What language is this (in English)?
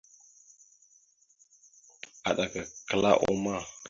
Mada (Cameroon)